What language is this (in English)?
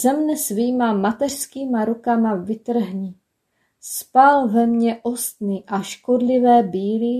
Czech